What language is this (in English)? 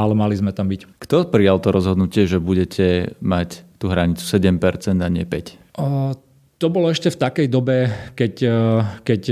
Slovak